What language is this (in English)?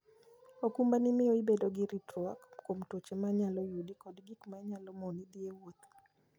Luo (Kenya and Tanzania)